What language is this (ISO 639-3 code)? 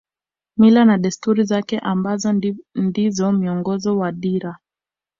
swa